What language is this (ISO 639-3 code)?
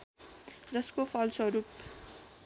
nep